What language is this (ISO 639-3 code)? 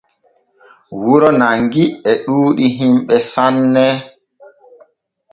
fue